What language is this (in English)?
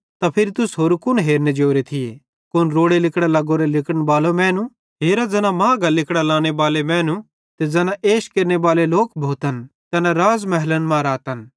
Bhadrawahi